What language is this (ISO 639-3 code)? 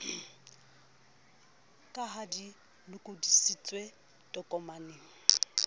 sot